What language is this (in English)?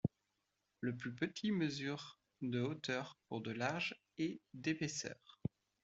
French